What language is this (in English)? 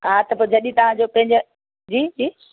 Sindhi